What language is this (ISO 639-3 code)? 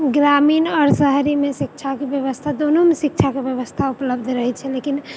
mai